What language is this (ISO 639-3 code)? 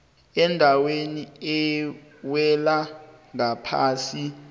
nbl